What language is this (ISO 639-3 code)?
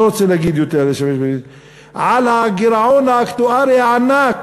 heb